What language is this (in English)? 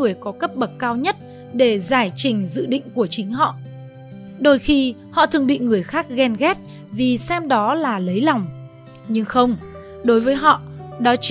Vietnamese